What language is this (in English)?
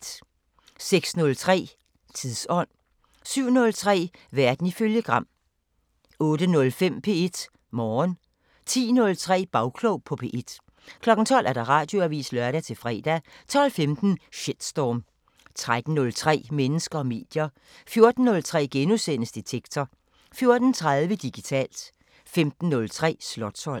Danish